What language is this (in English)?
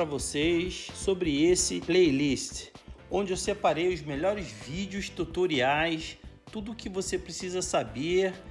Portuguese